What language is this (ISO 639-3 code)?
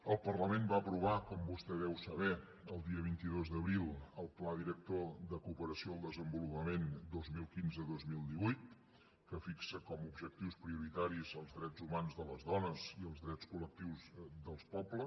cat